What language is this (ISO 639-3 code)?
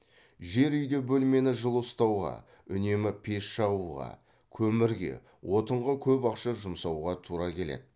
kaz